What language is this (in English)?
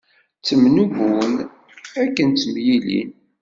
Kabyle